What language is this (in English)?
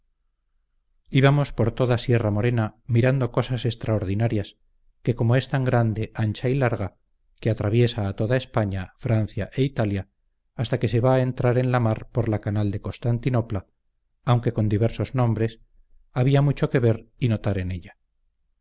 Spanish